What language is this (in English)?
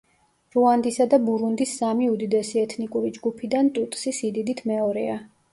Georgian